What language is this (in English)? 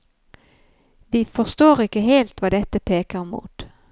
Norwegian